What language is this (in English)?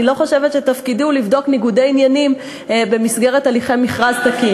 Hebrew